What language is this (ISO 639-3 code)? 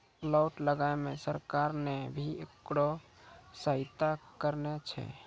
mai